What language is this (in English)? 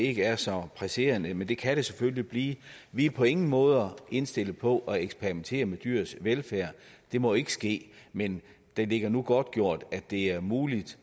Danish